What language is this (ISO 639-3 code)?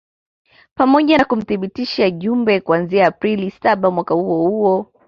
swa